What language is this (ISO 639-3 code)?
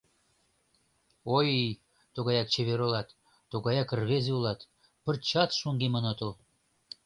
chm